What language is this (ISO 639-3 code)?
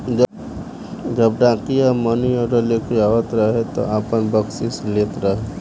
bho